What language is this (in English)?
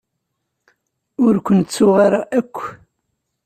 Kabyle